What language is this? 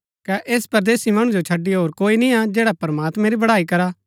Gaddi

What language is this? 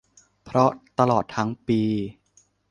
Thai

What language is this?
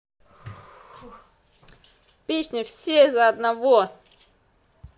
Russian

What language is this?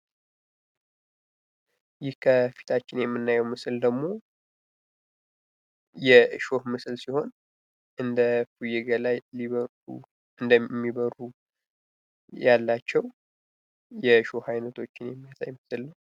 Amharic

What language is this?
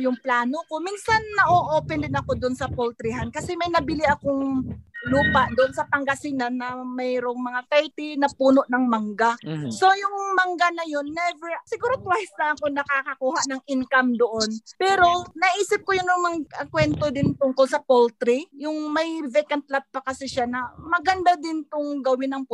Filipino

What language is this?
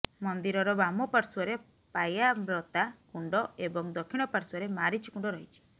Odia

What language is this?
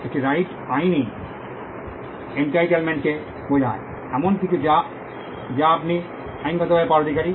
Bangla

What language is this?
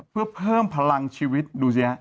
Thai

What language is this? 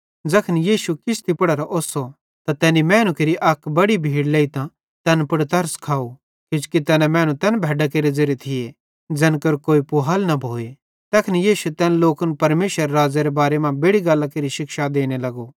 Bhadrawahi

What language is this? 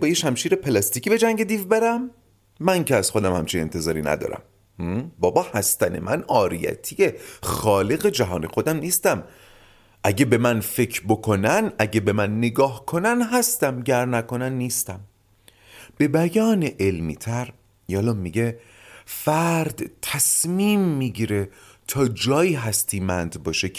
Persian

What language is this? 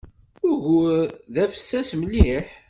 Kabyle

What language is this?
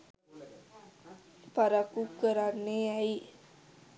Sinhala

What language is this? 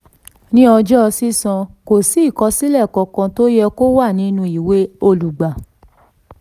Yoruba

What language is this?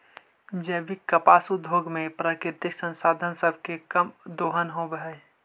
Magahi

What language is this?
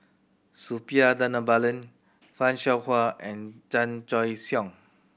English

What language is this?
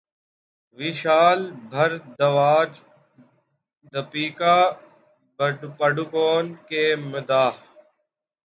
Urdu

